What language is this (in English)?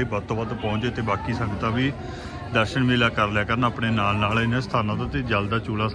Hindi